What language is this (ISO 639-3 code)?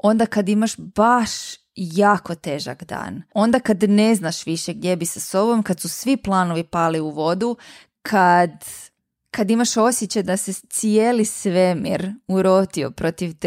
hrv